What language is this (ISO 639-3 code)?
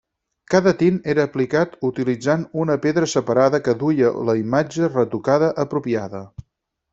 cat